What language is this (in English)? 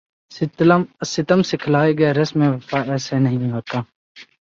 Urdu